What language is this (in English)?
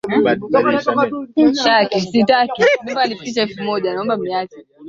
Swahili